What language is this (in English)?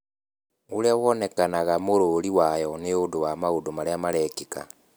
Kikuyu